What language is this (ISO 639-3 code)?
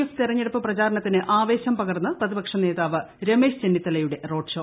mal